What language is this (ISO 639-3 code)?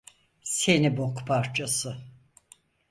tur